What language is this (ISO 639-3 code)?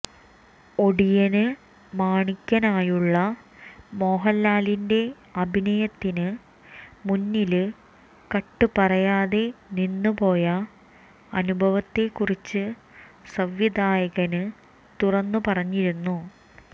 mal